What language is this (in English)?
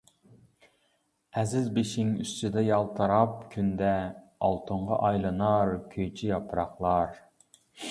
Uyghur